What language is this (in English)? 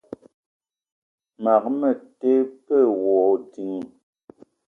Eton (Cameroon)